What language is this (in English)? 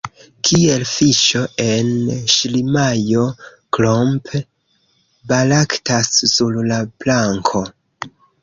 Esperanto